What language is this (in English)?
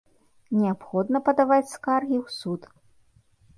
Belarusian